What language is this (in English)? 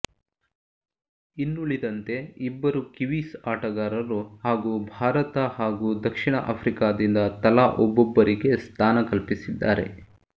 Kannada